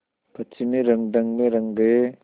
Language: Hindi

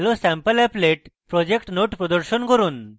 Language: Bangla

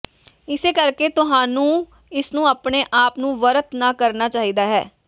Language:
Punjabi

